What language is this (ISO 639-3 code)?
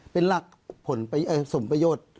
tha